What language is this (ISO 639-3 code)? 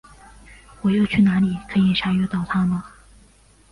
zho